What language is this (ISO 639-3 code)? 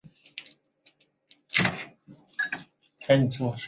zho